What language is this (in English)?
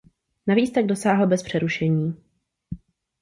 Czech